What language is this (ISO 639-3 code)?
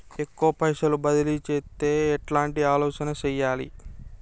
tel